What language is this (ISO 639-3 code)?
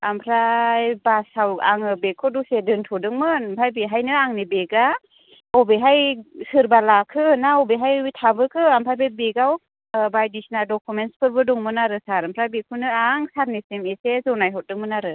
brx